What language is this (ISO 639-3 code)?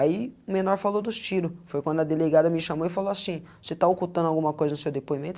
por